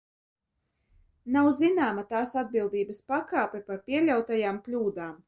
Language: Latvian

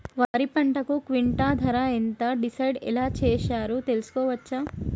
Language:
Telugu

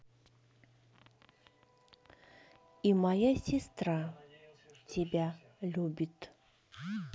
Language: Russian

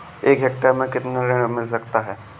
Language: Hindi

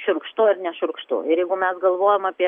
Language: Lithuanian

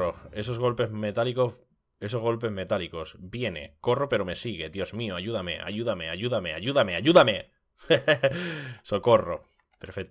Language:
Spanish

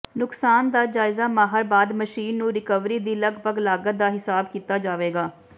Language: Punjabi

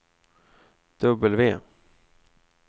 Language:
Swedish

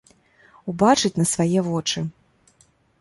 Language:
Belarusian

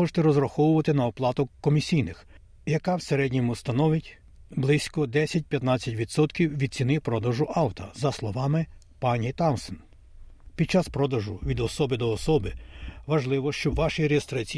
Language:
Ukrainian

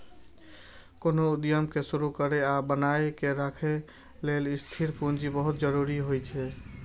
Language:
Maithili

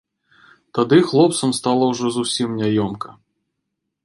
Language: Belarusian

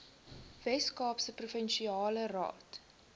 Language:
Afrikaans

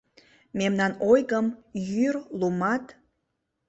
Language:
Mari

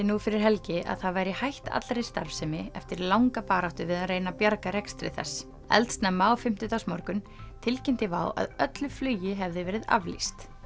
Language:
Icelandic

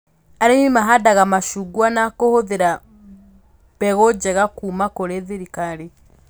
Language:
Kikuyu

